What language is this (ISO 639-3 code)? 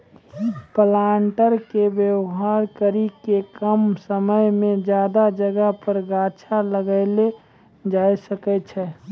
mai